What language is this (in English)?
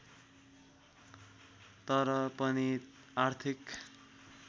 Nepali